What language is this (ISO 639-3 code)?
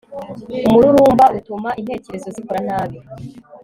kin